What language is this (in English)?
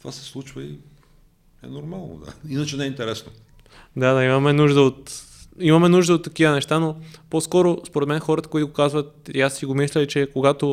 Bulgarian